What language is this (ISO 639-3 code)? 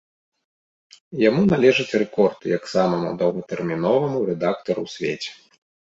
bel